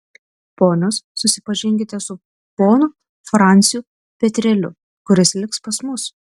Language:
Lithuanian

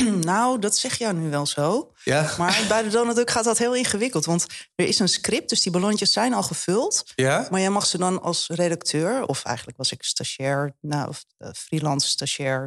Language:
Dutch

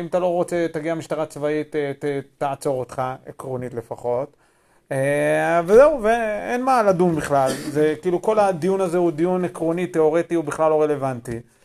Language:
Hebrew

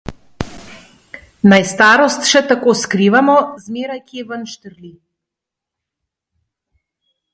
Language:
Slovenian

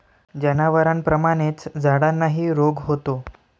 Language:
Marathi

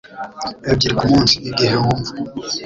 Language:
Kinyarwanda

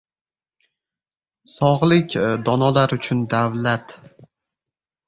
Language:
Uzbek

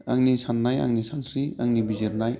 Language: Bodo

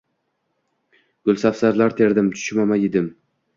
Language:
Uzbek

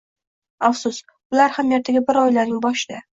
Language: Uzbek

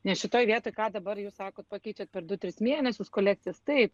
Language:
Lithuanian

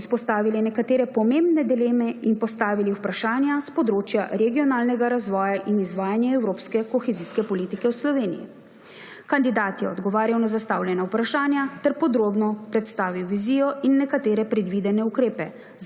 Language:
Slovenian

